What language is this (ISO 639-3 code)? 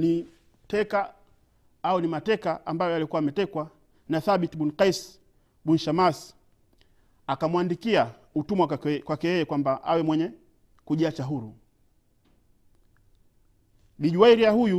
swa